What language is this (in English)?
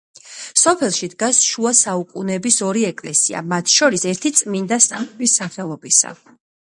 Georgian